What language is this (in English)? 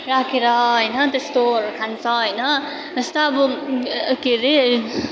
Nepali